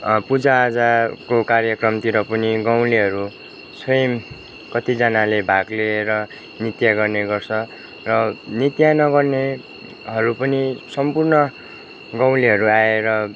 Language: Nepali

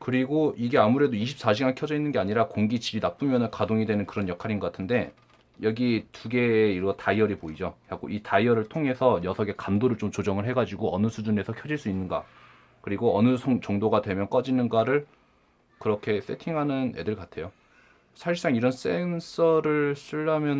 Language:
Korean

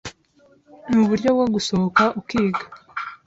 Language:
Kinyarwanda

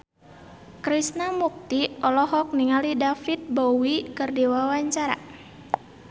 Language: Sundanese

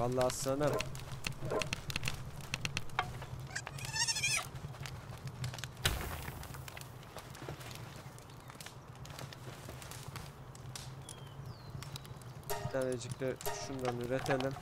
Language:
Turkish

